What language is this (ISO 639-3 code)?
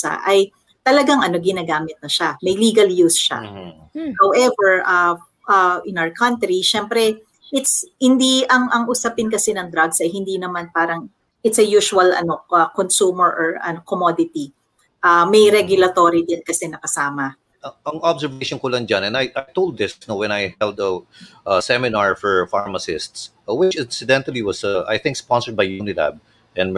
fil